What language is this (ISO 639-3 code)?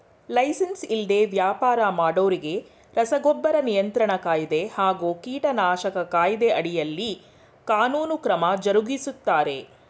kan